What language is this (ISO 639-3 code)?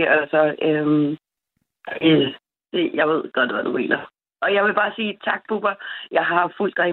dan